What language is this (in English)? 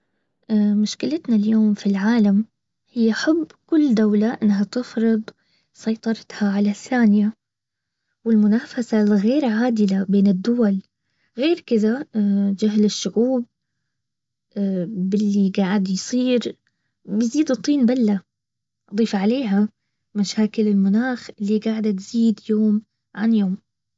Baharna Arabic